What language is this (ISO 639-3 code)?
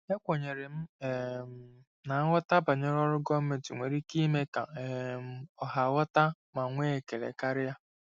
ibo